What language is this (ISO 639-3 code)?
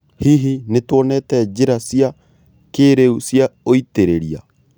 kik